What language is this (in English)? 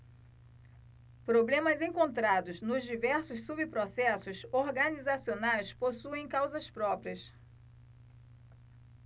Portuguese